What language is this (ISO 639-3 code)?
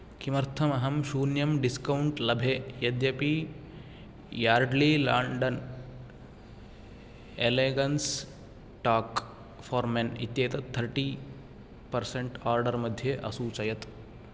san